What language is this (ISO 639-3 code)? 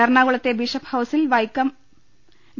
mal